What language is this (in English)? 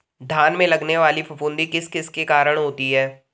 Hindi